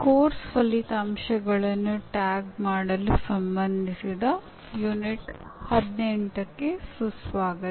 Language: Kannada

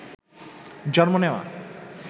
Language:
Bangla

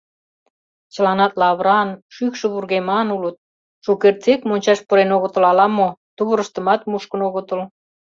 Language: Mari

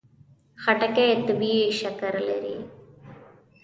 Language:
Pashto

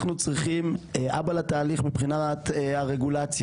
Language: Hebrew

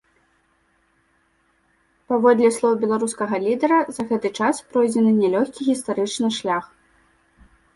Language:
Belarusian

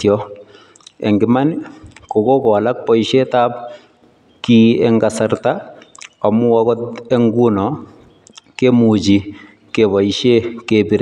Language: Kalenjin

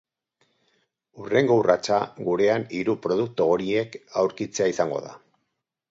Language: Basque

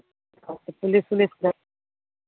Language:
Maithili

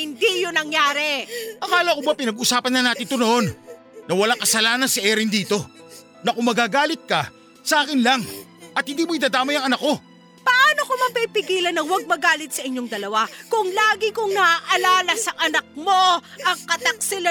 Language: Filipino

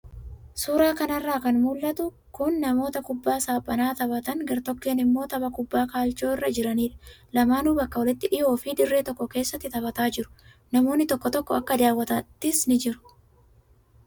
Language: Oromo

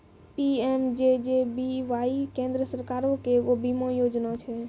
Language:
Maithili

